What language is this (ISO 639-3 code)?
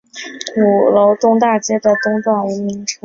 zho